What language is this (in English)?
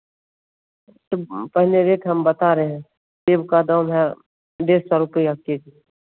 Hindi